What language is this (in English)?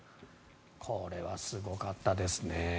Japanese